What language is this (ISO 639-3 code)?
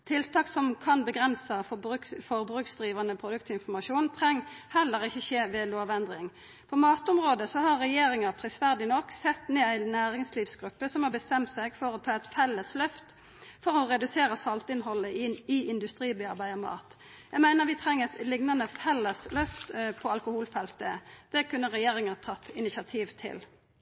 nno